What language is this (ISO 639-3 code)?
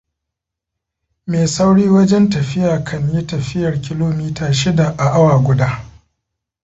hau